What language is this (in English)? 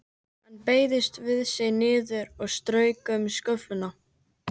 Icelandic